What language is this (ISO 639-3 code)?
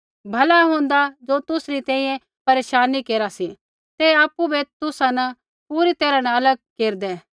kfx